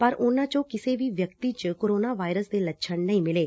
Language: Punjabi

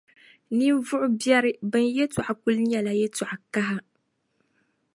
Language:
Dagbani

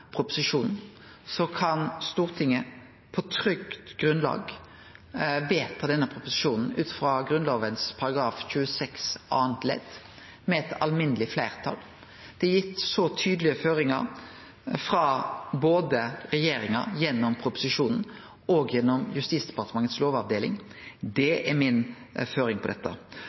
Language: Norwegian Nynorsk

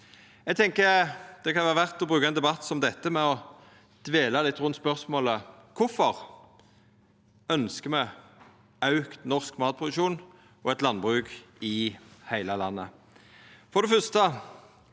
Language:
Norwegian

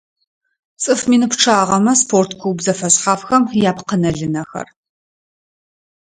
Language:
Adyghe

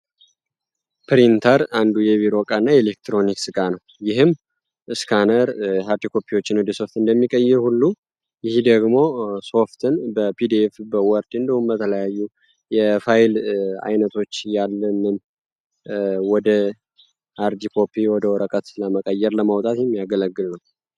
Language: Amharic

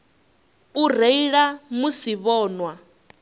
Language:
Venda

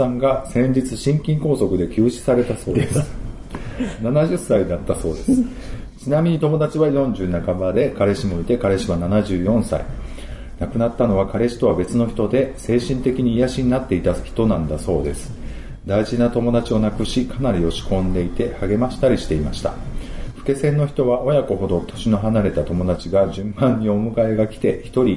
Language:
Japanese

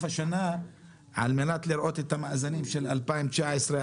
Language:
Hebrew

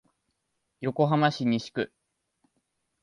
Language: Japanese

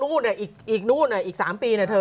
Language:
Thai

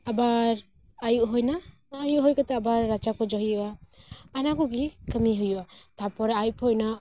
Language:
Santali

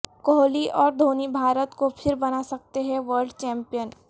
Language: Urdu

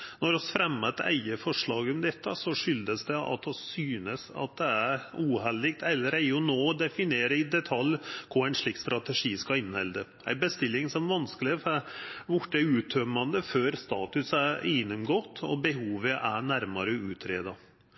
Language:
Norwegian Nynorsk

